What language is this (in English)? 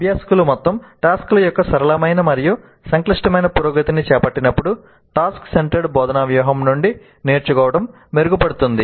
Telugu